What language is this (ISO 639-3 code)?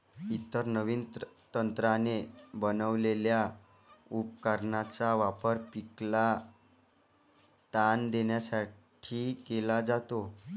mar